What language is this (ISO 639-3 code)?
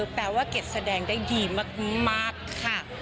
tha